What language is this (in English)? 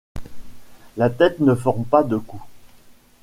French